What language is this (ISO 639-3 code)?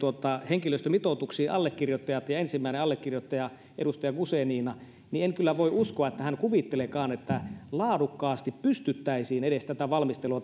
fin